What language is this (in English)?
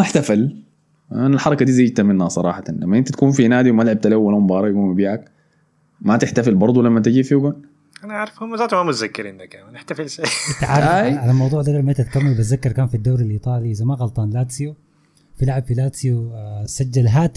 Arabic